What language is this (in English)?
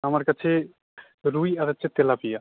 Bangla